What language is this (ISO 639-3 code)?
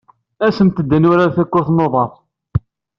kab